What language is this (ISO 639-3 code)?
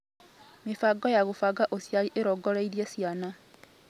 kik